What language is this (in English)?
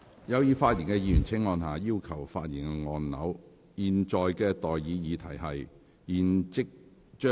Cantonese